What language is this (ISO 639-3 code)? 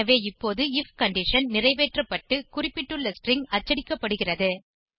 tam